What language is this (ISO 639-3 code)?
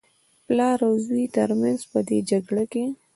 pus